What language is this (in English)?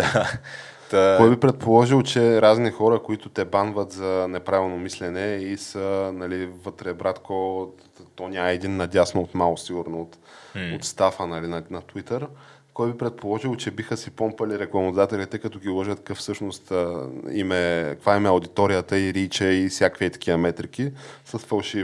Bulgarian